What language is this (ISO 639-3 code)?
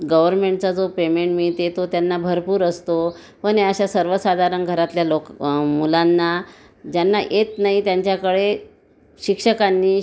mar